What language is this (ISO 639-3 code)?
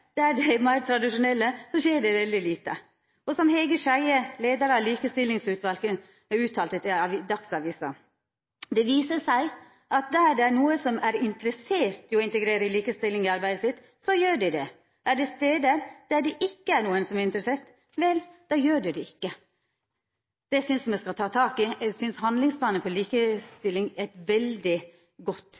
nno